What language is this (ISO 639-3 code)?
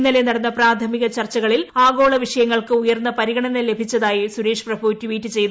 mal